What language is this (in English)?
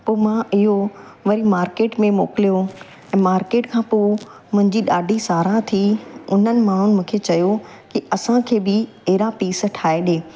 Sindhi